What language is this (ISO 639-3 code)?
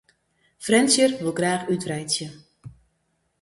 fry